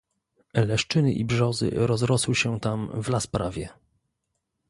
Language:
Polish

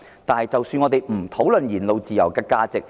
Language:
Cantonese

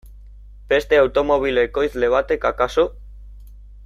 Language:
Basque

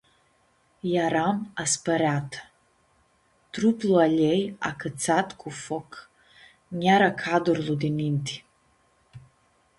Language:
Aromanian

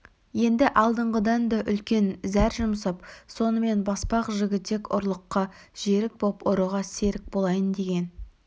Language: Kazakh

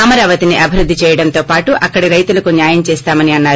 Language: Telugu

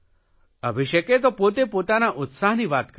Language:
Gujarati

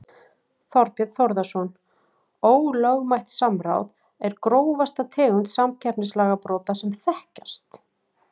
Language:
Icelandic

